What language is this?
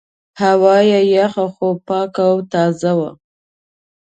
Pashto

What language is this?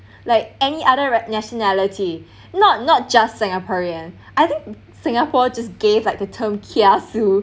English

